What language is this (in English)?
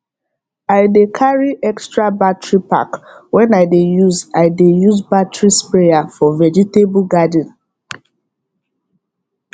Nigerian Pidgin